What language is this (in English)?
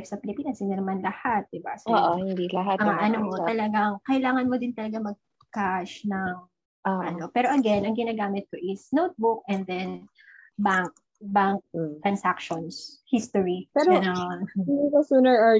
Filipino